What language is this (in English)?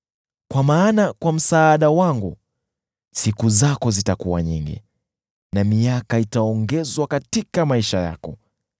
Swahili